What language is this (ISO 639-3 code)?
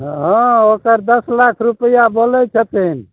mai